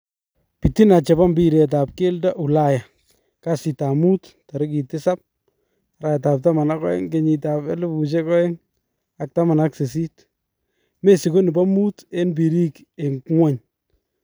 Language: Kalenjin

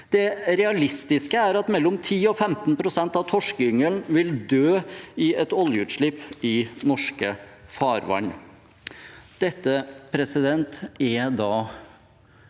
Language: Norwegian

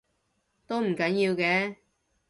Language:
Cantonese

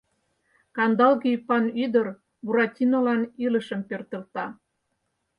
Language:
Mari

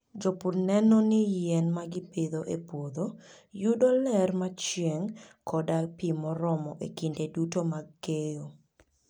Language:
Luo (Kenya and Tanzania)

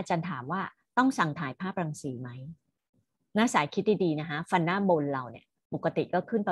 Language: Thai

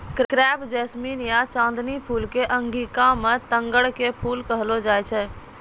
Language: Maithili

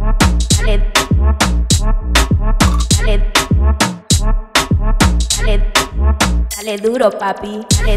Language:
Thai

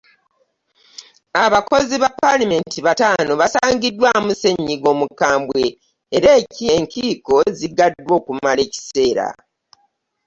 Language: Ganda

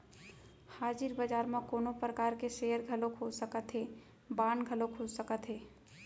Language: Chhattisgarhi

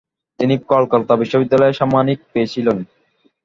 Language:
Bangla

